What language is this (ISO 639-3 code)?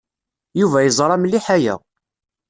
kab